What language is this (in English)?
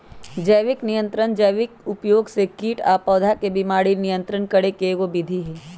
Magahi